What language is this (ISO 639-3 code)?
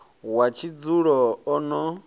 ven